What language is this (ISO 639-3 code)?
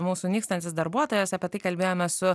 lit